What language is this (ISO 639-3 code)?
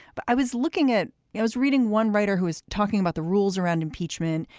eng